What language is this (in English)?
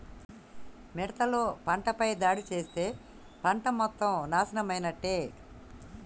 Telugu